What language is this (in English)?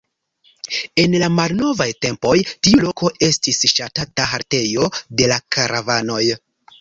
Esperanto